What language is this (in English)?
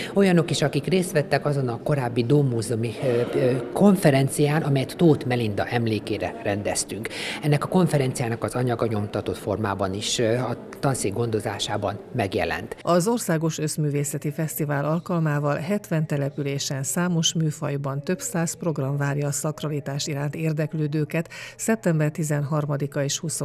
Hungarian